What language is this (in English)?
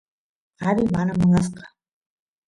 Santiago del Estero Quichua